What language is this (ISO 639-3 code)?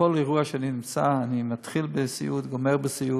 heb